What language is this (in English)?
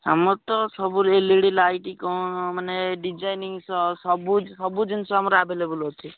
Odia